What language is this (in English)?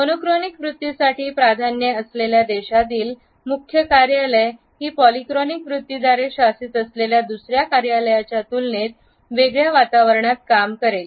Marathi